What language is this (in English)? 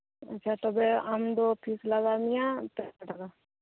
Santali